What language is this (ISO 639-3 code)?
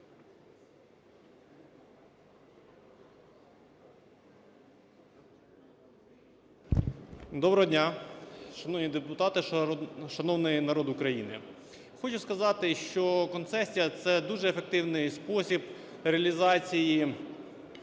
ukr